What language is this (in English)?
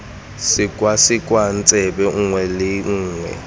Tswana